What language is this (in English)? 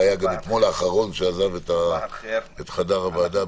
Hebrew